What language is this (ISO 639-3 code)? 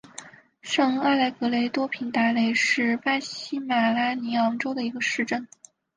zho